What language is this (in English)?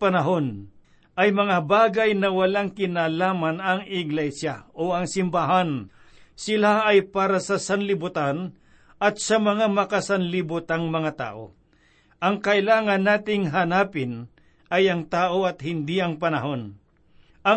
Filipino